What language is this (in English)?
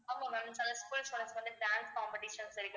Tamil